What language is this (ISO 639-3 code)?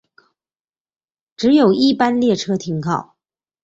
zho